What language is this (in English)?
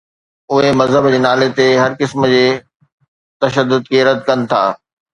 Sindhi